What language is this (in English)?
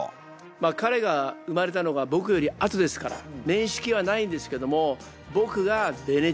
Japanese